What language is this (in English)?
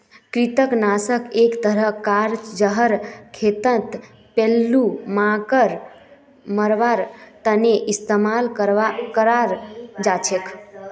Magahi